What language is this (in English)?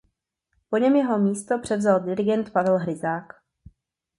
Czech